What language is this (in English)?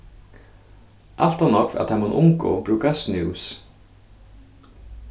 Faroese